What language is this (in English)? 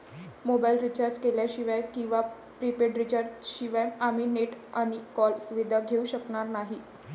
Marathi